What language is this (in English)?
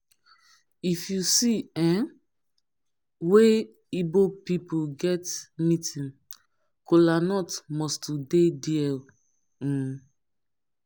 Nigerian Pidgin